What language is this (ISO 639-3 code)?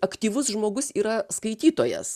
lit